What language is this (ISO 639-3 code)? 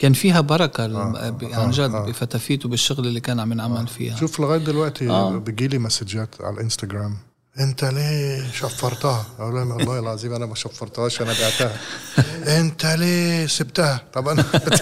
ara